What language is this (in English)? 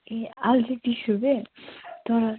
Nepali